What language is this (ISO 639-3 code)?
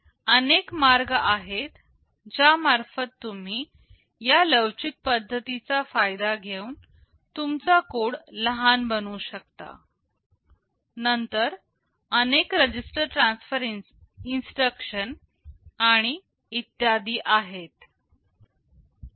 mar